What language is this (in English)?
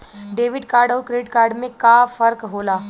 Bhojpuri